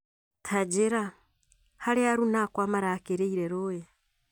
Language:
Kikuyu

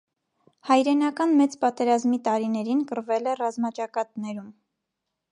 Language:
Armenian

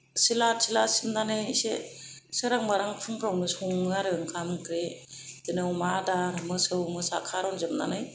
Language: Bodo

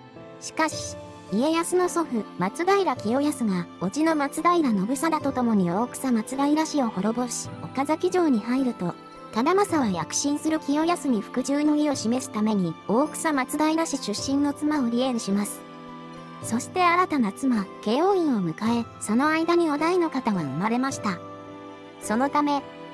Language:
Japanese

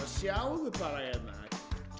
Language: Icelandic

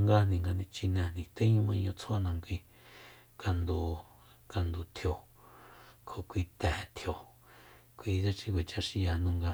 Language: Soyaltepec Mazatec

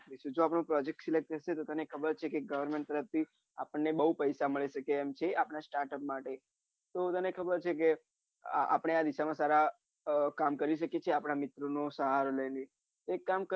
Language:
Gujarati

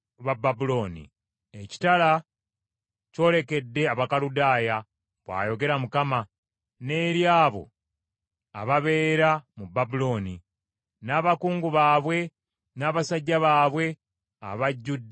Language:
Ganda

